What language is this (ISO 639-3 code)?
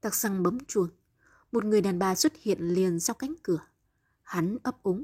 vie